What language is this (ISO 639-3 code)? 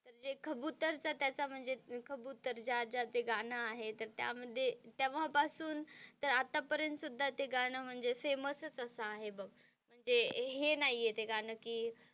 mar